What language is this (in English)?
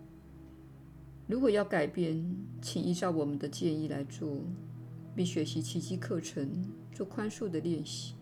Chinese